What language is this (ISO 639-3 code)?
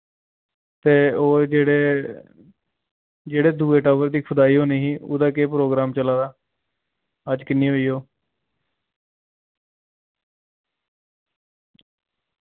doi